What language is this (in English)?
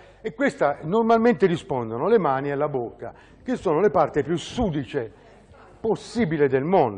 Italian